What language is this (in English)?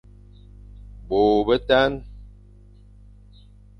Fang